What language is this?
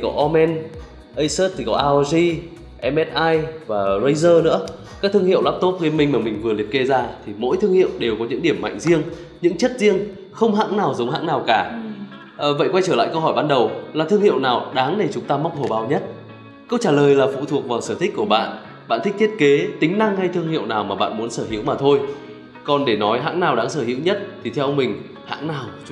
Vietnamese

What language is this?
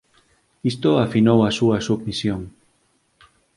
Galician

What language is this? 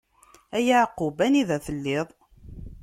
Kabyle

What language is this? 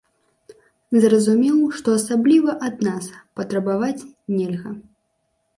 Belarusian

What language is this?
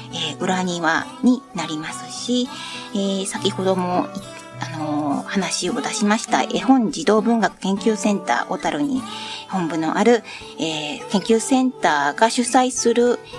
Japanese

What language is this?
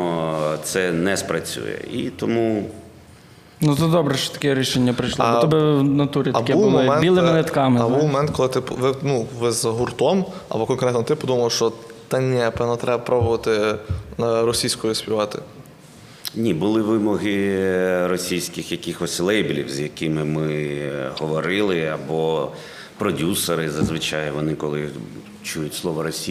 Ukrainian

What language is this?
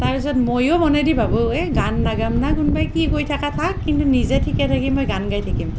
Assamese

